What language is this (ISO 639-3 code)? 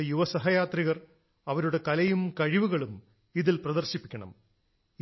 mal